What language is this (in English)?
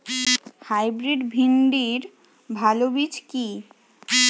Bangla